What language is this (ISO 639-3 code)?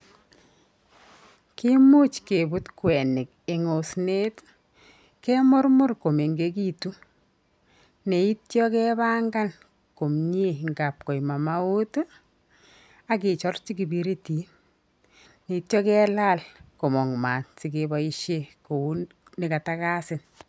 kln